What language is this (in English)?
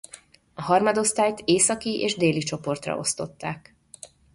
Hungarian